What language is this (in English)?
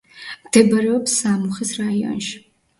Georgian